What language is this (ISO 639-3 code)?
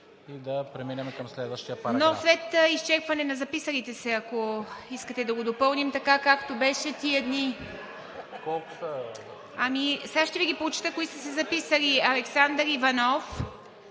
bul